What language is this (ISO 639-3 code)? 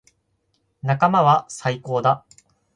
jpn